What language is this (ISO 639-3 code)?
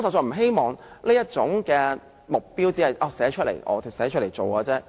yue